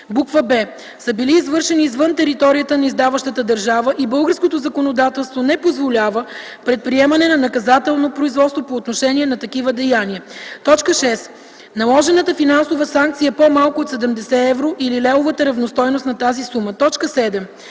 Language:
Bulgarian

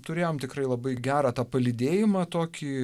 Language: Lithuanian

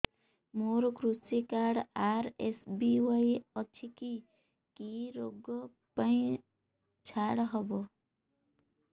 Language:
Odia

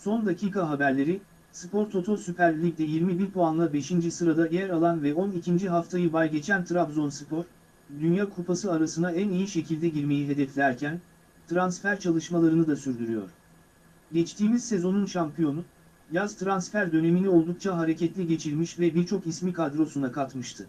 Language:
Turkish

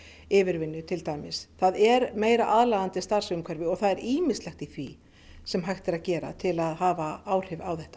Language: Icelandic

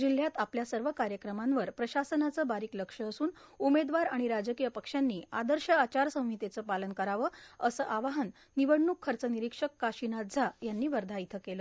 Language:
Marathi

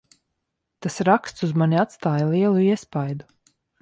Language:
Latvian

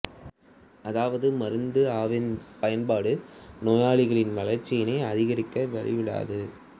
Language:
Tamil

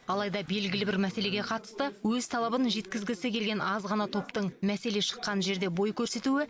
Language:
Kazakh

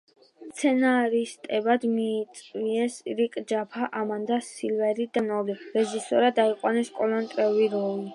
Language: Georgian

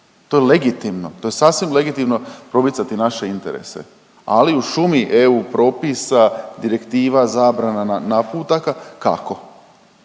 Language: Croatian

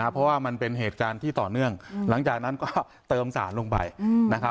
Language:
Thai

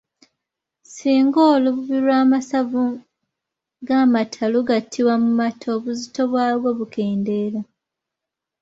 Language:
Ganda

